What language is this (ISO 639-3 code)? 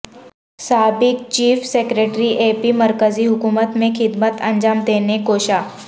urd